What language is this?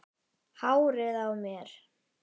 Icelandic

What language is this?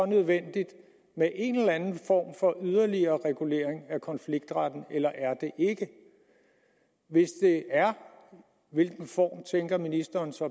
Danish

